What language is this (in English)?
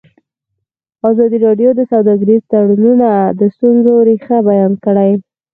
Pashto